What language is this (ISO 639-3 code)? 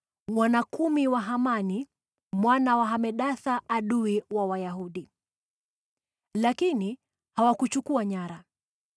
swa